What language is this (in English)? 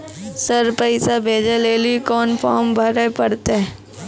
Maithili